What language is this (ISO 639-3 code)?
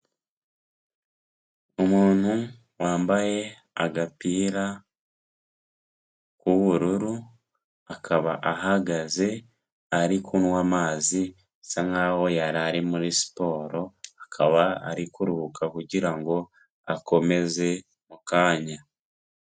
kin